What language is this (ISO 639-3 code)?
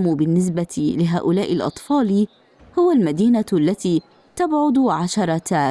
ara